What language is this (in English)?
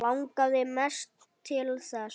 Icelandic